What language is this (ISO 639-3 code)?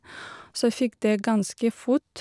nor